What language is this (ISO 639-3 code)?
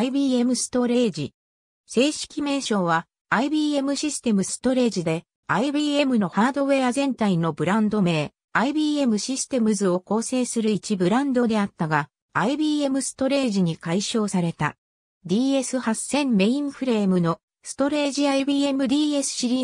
jpn